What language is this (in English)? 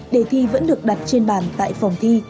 Vietnamese